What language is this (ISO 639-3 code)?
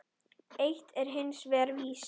isl